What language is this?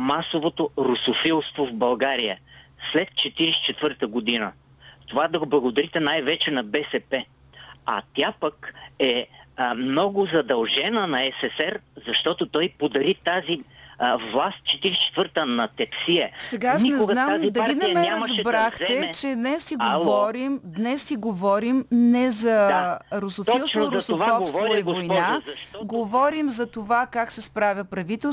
Bulgarian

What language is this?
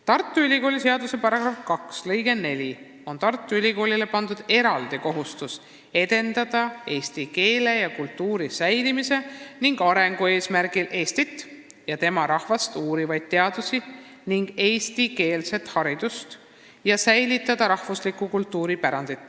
Estonian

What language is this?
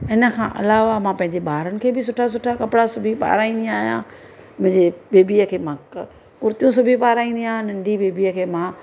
Sindhi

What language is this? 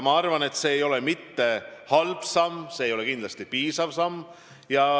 Estonian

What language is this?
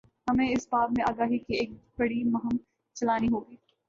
Urdu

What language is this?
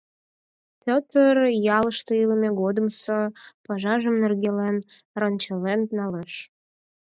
Mari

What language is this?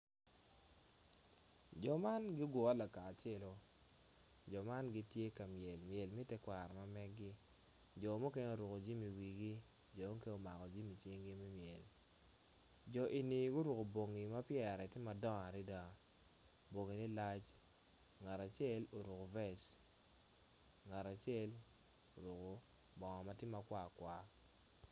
Acoli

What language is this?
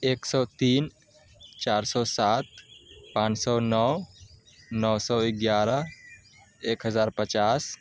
Urdu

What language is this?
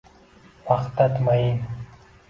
Uzbek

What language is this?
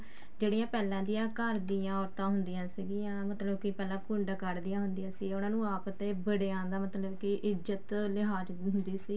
Punjabi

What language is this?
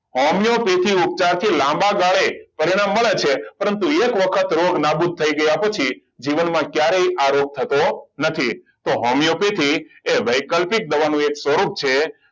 Gujarati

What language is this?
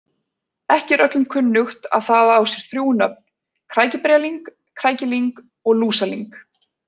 Icelandic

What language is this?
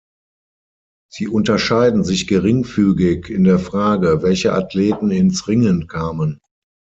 German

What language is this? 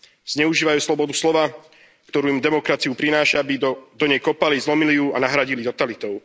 Slovak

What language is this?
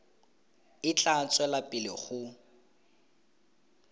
Tswana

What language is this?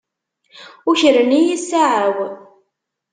Kabyle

